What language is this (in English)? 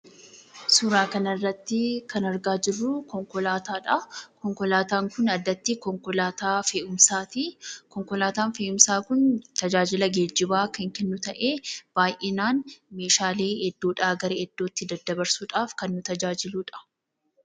Oromo